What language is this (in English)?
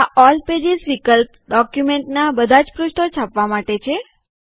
Gujarati